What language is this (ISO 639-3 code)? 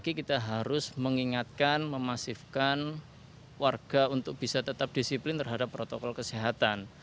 ind